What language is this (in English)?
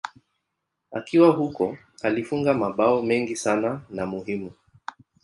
Swahili